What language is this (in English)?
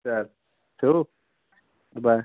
Marathi